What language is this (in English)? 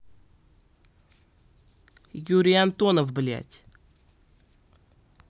Russian